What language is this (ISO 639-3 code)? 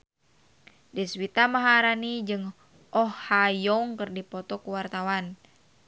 sun